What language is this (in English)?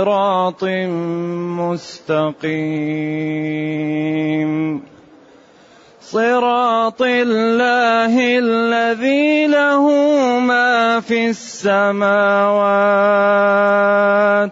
Arabic